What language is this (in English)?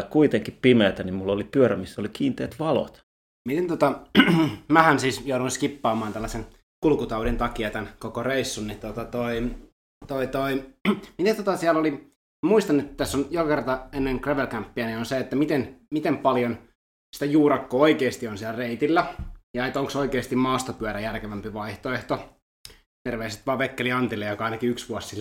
Finnish